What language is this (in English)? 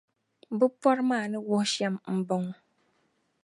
Dagbani